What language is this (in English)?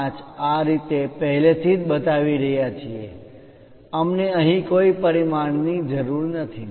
Gujarati